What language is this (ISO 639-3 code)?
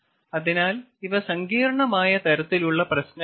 mal